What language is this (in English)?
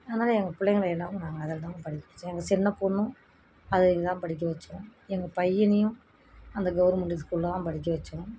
Tamil